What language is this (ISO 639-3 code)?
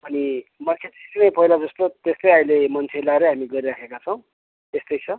nep